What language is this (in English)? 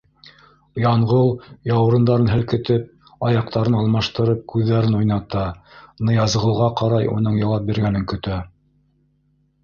Bashkir